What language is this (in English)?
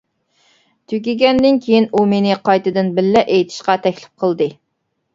Uyghur